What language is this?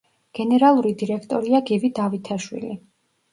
Georgian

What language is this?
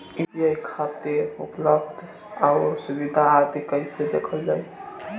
Bhojpuri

